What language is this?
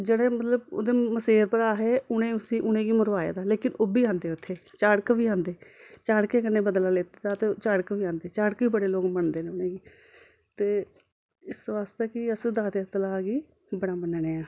Dogri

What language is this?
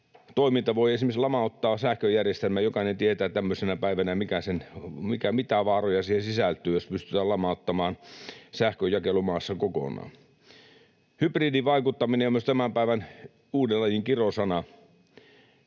Finnish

